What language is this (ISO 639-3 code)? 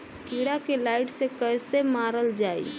bho